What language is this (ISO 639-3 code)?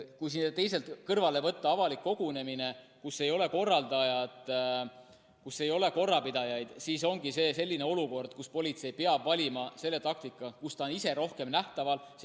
est